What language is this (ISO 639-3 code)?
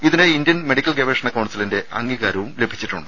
mal